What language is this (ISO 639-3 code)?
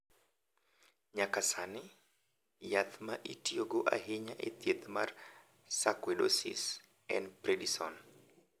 luo